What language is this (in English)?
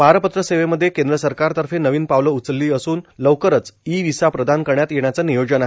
Marathi